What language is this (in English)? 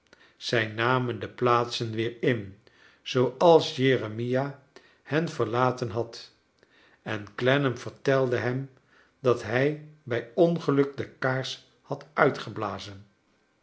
Dutch